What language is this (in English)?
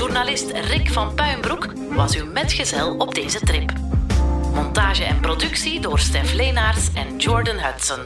Dutch